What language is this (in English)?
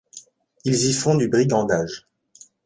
French